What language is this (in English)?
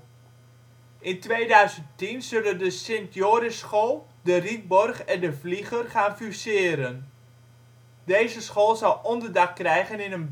Dutch